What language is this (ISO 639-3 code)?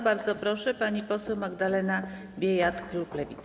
pol